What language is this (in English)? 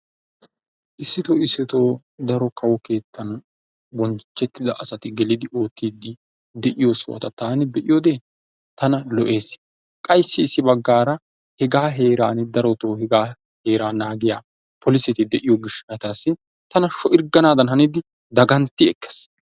Wolaytta